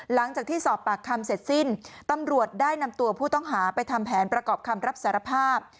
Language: Thai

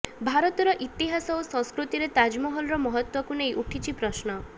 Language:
Odia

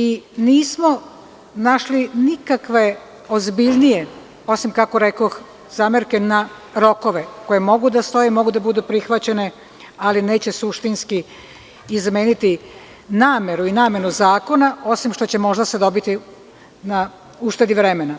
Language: Serbian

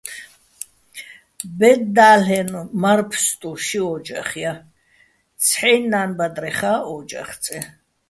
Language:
Bats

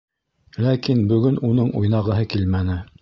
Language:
Bashkir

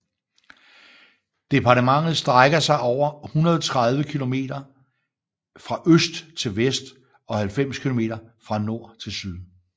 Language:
Danish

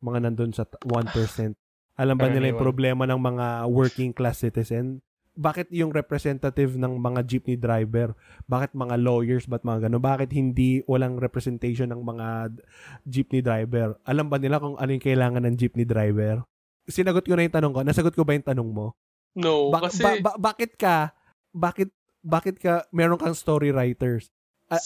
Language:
Filipino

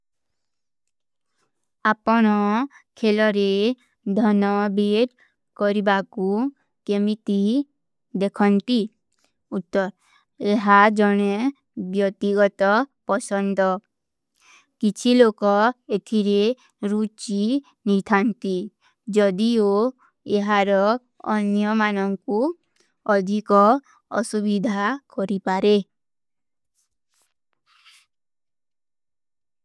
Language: Kui (India)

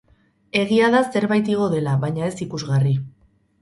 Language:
Basque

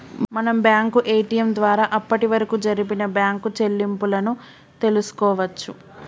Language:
Telugu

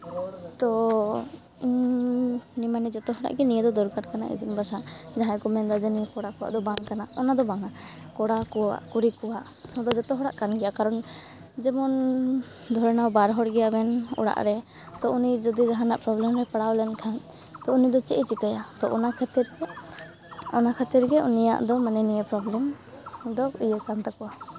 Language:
Santali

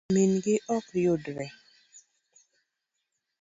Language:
Luo (Kenya and Tanzania)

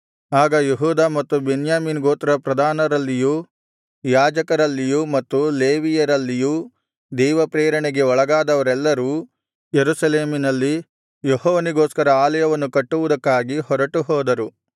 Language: Kannada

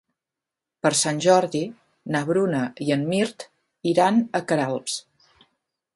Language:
Catalan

